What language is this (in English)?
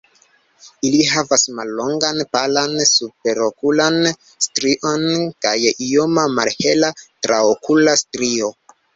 Esperanto